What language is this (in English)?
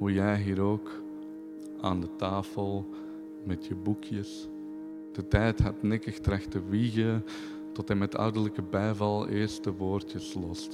Dutch